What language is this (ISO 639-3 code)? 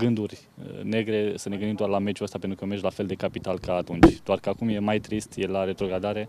ron